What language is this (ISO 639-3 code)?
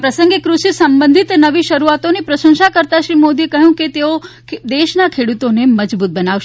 guj